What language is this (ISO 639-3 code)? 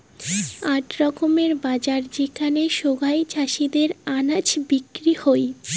ben